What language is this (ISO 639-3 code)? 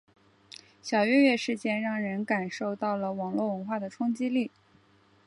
zho